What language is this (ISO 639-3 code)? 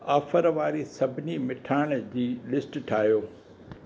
snd